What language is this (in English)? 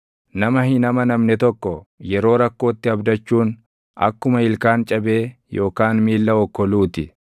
Oromo